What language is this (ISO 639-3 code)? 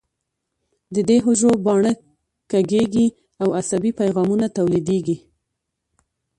pus